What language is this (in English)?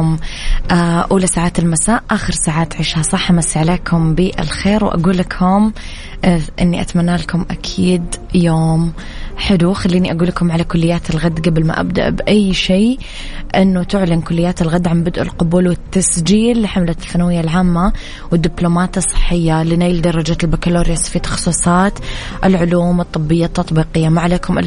Arabic